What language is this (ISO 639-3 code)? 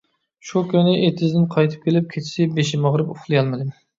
uig